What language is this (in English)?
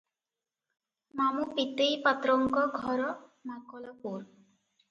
Odia